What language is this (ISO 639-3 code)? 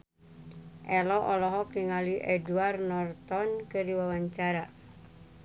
sun